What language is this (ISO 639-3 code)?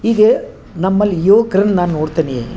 kan